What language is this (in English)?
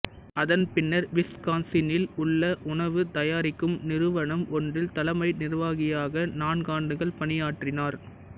Tamil